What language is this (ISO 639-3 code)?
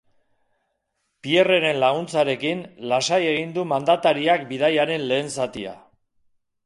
eus